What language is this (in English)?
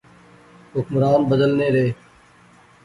Pahari-Potwari